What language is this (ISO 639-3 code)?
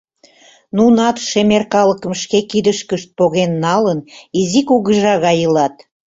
chm